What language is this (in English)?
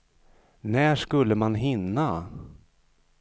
Swedish